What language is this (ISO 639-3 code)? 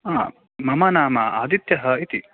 san